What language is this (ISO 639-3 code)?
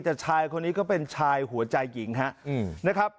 tha